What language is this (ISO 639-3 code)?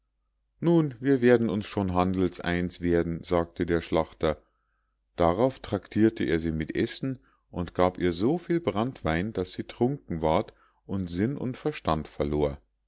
deu